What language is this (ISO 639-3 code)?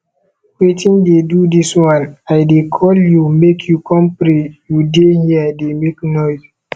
pcm